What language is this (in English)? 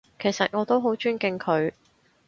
Cantonese